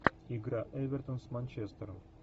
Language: Russian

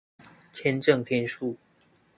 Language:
Chinese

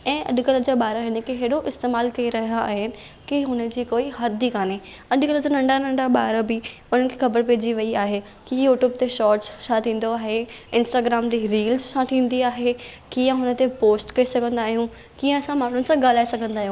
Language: Sindhi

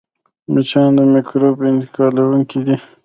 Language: Pashto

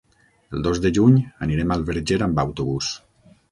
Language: Catalan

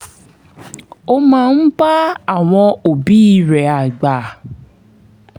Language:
Yoruba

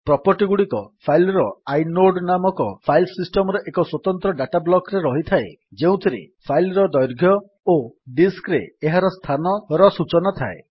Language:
Odia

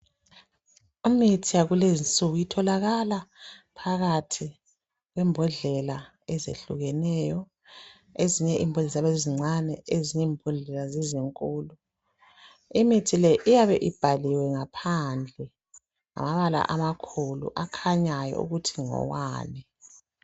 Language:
North Ndebele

